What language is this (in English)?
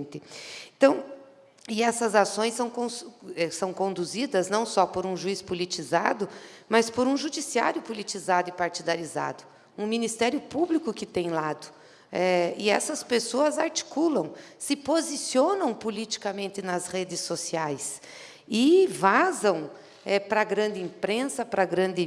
Portuguese